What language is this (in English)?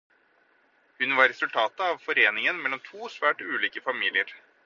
Norwegian Bokmål